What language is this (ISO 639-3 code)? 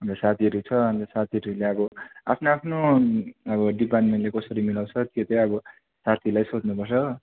nep